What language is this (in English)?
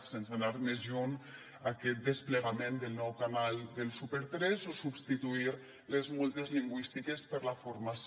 Catalan